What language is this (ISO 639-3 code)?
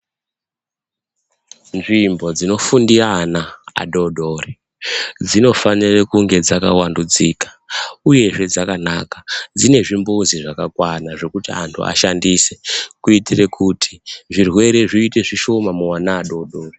ndc